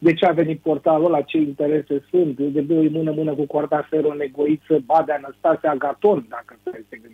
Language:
Romanian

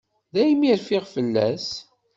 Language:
Kabyle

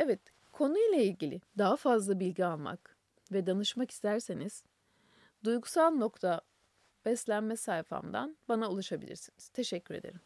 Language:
Turkish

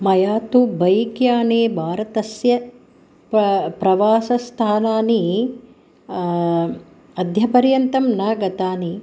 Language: Sanskrit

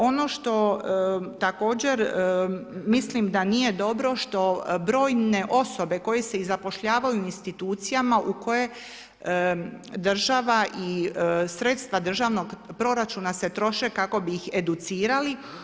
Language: Croatian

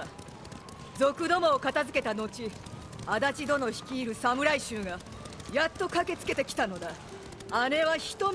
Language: Japanese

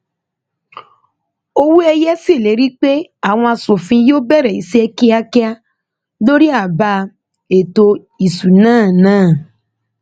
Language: Yoruba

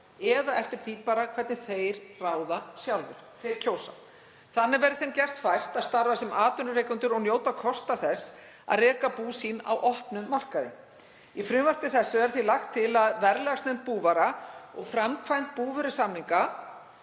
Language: Icelandic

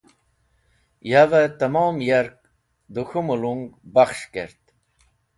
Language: Wakhi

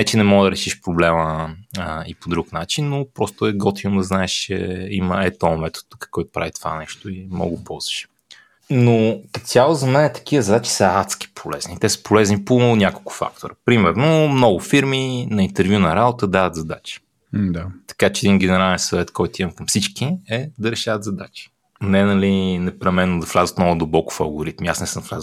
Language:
Bulgarian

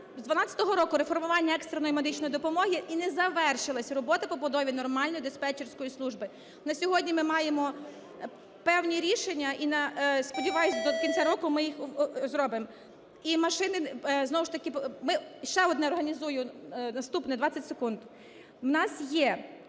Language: Ukrainian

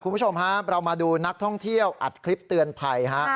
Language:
Thai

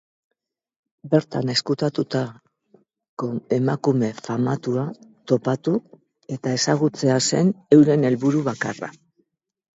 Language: Basque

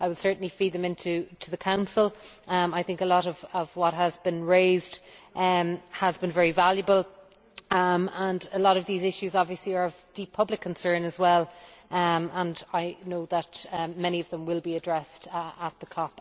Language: English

